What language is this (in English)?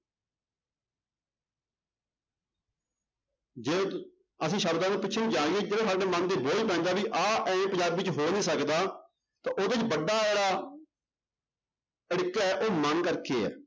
Punjabi